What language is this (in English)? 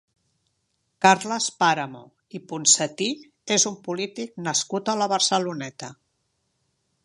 Catalan